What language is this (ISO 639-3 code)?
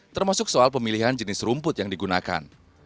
ind